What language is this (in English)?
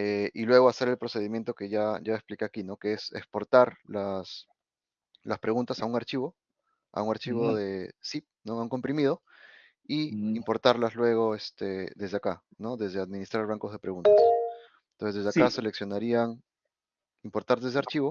Spanish